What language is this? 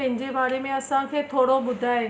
Sindhi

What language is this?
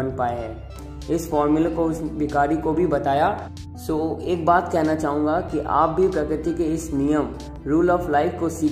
Hindi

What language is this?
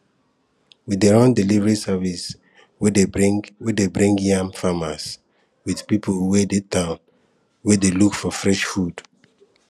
Nigerian Pidgin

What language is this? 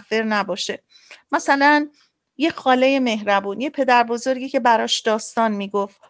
Persian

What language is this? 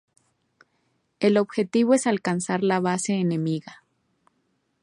Spanish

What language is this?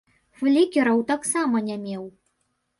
Belarusian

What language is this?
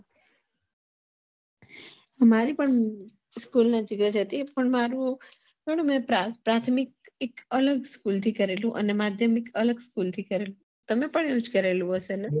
Gujarati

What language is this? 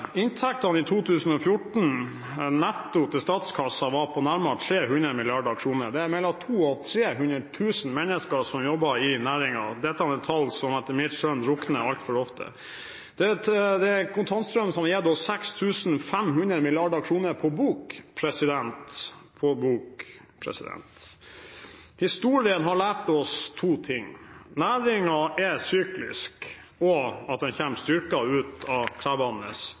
Norwegian Bokmål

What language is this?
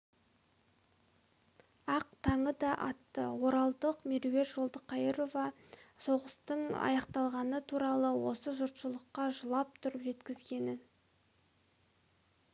Kazakh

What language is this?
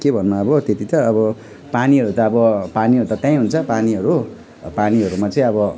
Nepali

